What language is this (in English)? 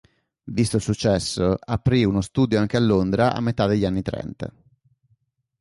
Italian